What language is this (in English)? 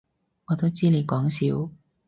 Cantonese